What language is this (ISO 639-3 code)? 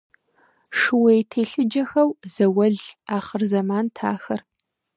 kbd